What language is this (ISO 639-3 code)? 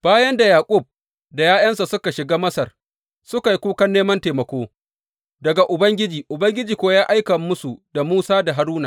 hau